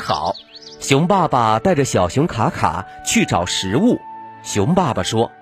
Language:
Chinese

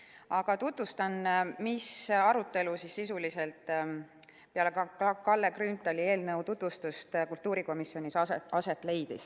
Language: Estonian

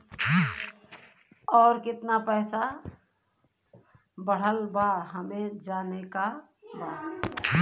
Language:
Bhojpuri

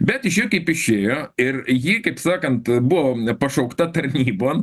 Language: Lithuanian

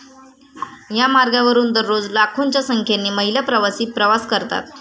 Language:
Marathi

